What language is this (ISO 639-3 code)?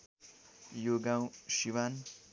nep